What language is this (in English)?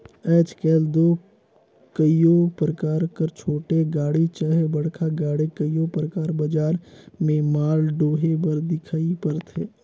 Chhattisgarhi